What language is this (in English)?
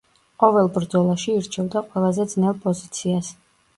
Georgian